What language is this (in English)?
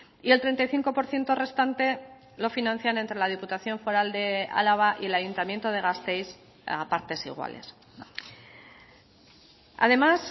Spanish